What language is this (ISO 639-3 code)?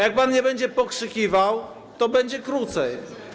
pol